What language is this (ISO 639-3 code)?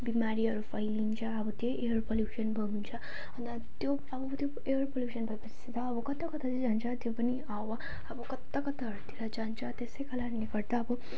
nep